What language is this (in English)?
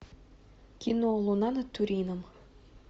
Russian